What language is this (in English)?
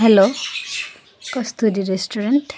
Nepali